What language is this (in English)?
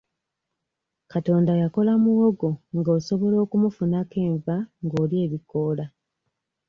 Ganda